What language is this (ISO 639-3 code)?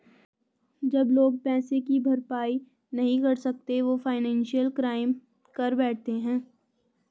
hin